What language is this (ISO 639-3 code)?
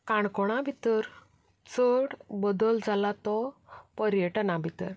kok